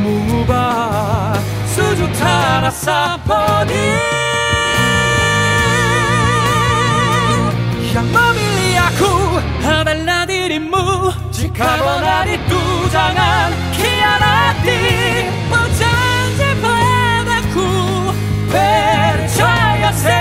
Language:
Korean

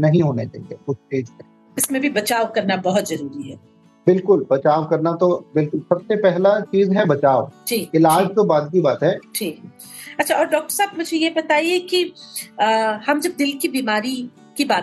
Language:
Hindi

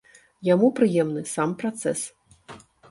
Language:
Belarusian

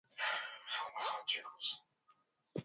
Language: Swahili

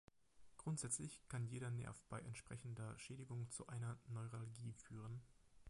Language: German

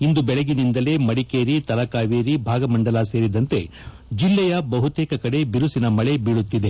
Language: Kannada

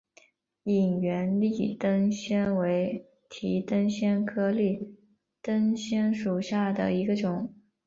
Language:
Chinese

